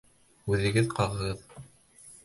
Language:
Bashkir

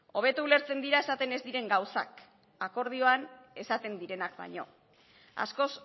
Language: Basque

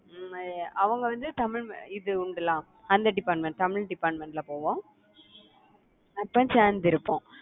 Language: Tamil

